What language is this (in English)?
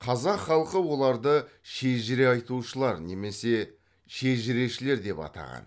Kazakh